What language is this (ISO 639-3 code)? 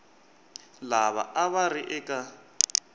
tso